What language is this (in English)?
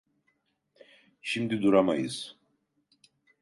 Turkish